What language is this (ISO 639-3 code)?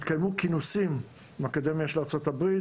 heb